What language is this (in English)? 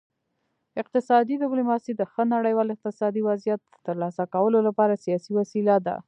Pashto